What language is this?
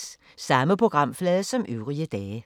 Danish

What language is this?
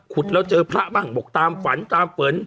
Thai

